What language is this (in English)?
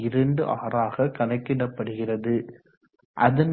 Tamil